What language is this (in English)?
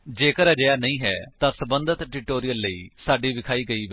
Punjabi